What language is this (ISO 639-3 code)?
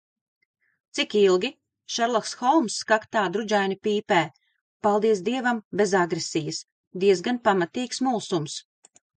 lav